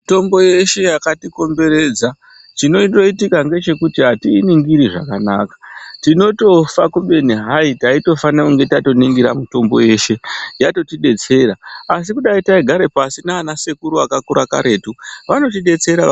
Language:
Ndau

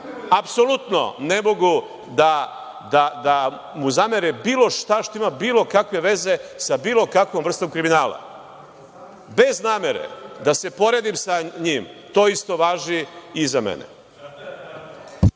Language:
Serbian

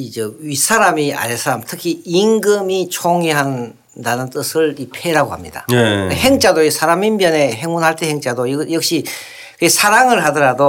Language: Korean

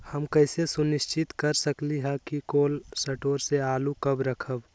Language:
Magahi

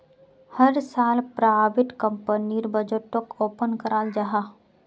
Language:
Magahi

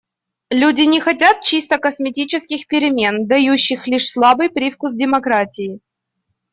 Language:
Russian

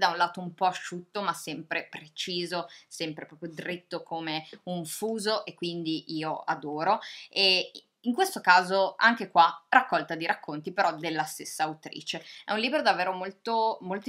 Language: Italian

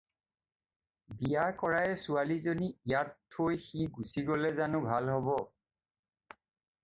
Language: Assamese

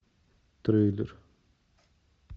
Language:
Russian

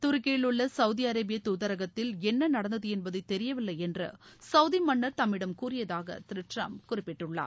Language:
Tamil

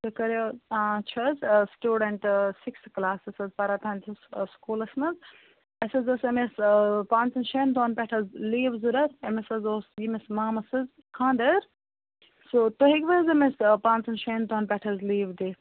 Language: Kashmiri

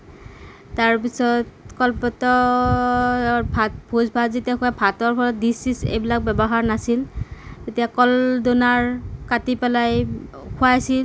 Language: Assamese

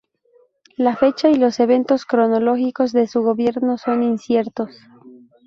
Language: Spanish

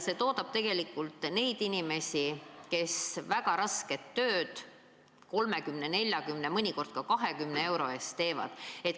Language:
Estonian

